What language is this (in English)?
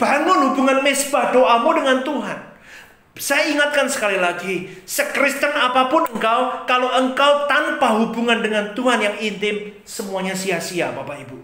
Indonesian